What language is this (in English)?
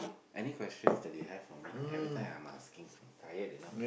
English